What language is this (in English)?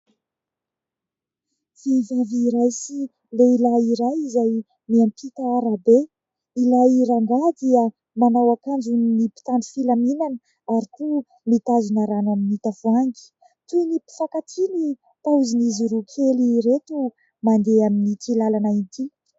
Malagasy